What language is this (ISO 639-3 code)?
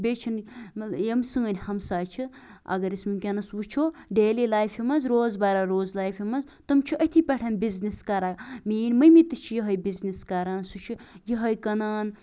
kas